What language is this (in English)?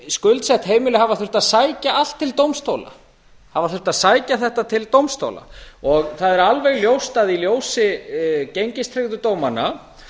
Icelandic